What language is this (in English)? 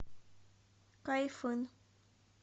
Russian